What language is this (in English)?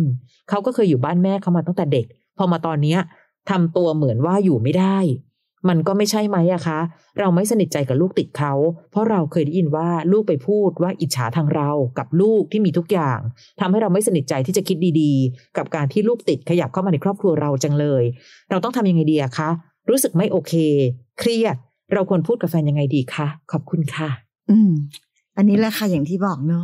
Thai